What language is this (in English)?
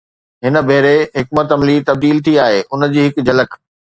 Sindhi